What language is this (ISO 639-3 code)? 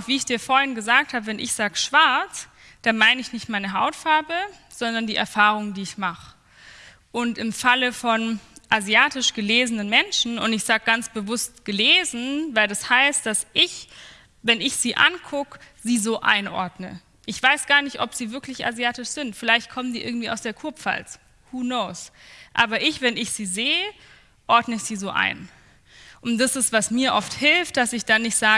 deu